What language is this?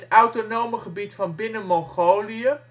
Dutch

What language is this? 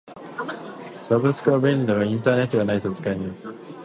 Japanese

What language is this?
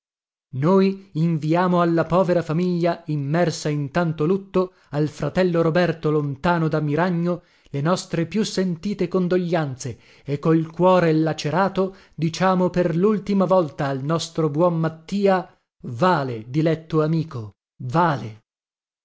Italian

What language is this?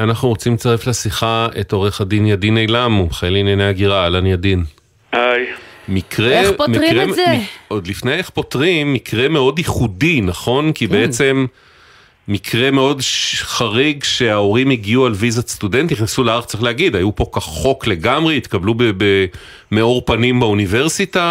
Hebrew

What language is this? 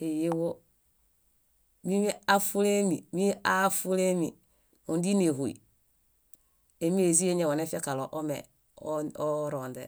Bayot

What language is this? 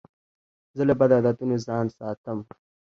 Pashto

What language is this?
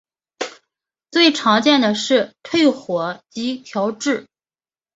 Chinese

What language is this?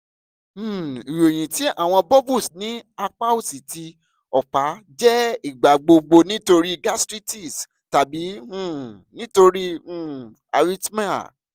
Yoruba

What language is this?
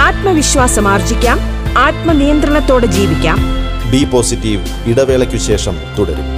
Malayalam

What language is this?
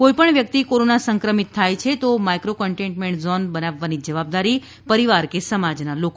Gujarati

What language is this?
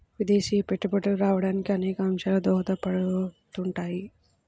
Telugu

